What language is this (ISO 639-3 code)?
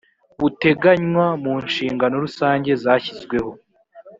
kin